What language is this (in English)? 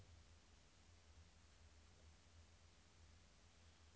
Norwegian